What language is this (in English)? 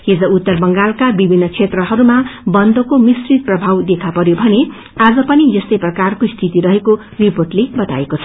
Nepali